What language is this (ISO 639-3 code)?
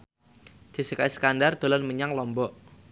jav